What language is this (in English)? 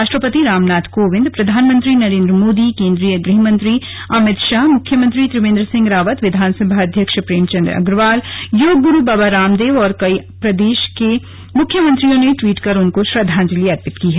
Hindi